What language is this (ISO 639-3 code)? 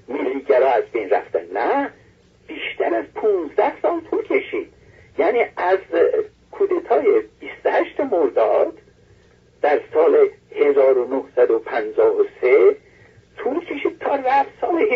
fas